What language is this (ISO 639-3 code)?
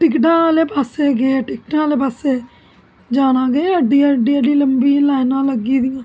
doi